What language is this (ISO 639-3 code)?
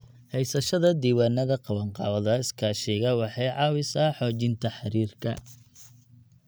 som